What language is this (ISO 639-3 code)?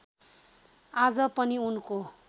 nep